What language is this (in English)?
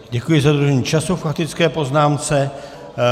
Czech